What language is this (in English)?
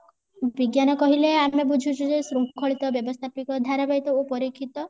Odia